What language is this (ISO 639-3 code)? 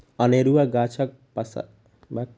mai